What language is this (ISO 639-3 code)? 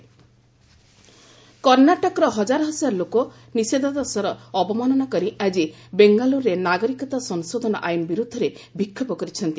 ori